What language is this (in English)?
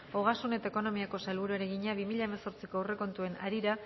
Basque